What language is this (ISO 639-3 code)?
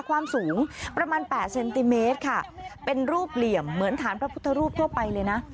tha